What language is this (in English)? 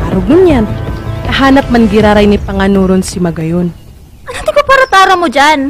Filipino